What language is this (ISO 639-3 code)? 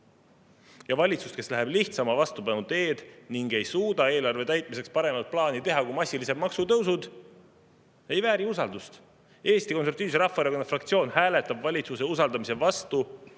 est